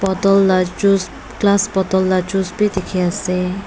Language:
Naga Pidgin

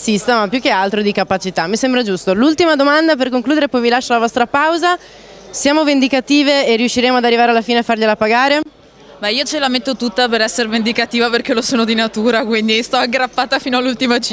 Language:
Italian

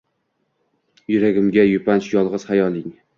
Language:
Uzbek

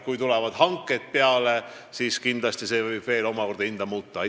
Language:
Estonian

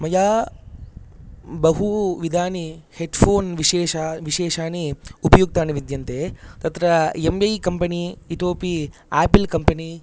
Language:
Sanskrit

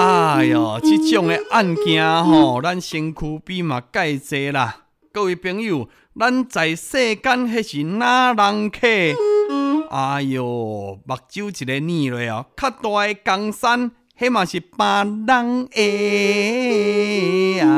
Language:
Chinese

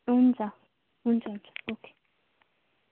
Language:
Nepali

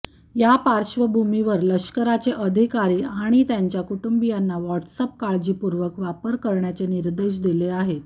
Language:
Marathi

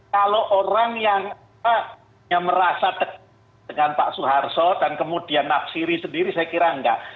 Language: Indonesian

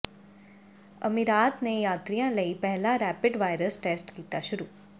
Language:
Punjabi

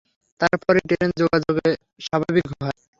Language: Bangla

